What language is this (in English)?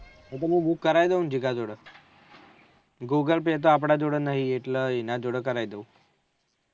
Gujarati